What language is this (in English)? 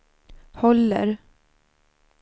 Swedish